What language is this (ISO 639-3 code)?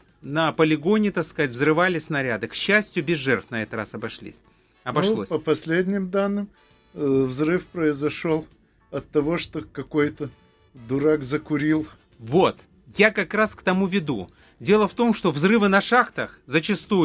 rus